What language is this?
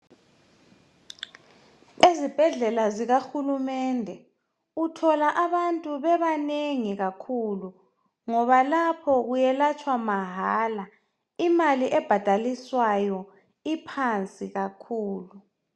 North Ndebele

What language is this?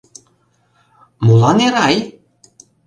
Mari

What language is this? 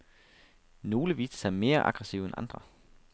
Danish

